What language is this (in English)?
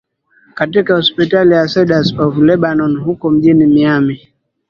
Swahili